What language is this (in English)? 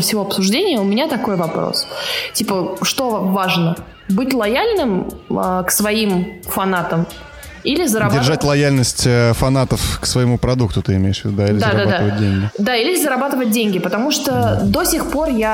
Russian